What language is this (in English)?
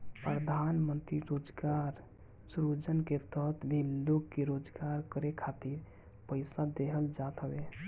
Bhojpuri